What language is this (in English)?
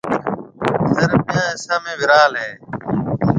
Marwari (Pakistan)